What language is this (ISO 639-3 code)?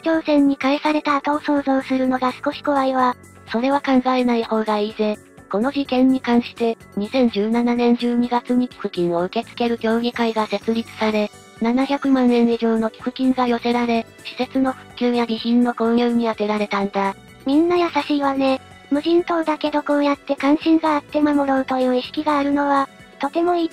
jpn